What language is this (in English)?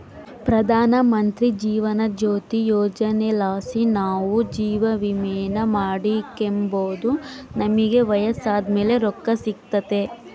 Kannada